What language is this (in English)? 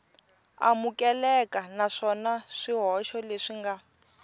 Tsonga